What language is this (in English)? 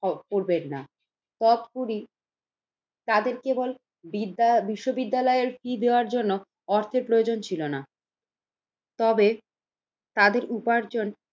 Bangla